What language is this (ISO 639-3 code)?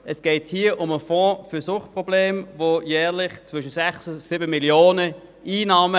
gsw